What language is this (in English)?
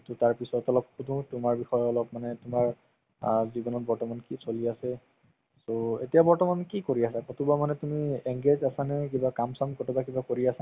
Assamese